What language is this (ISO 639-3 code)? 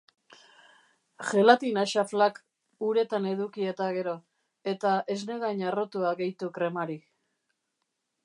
eus